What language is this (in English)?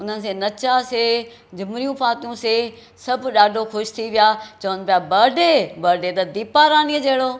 Sindhi